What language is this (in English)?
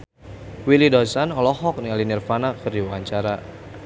Sundanese